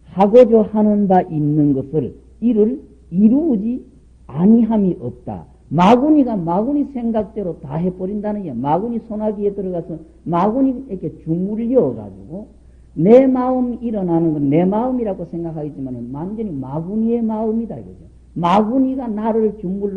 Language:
Korean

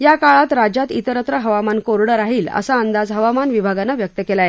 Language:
Marathi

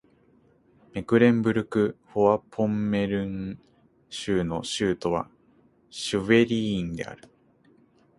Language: Japanese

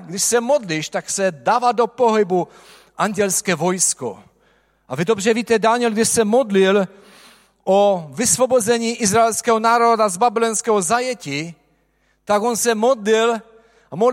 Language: Czech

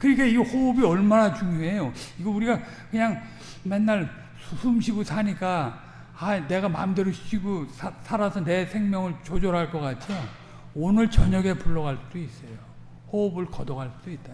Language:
Korean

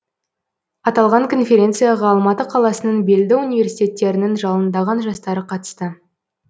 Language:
Kazakh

